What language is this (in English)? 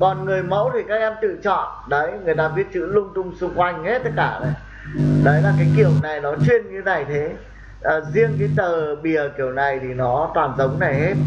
Vietnamese